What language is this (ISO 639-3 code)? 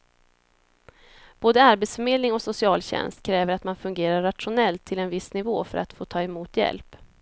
swe